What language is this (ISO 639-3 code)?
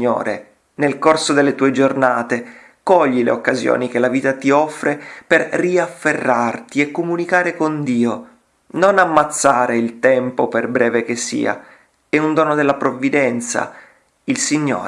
ita